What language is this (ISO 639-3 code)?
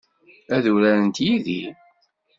kab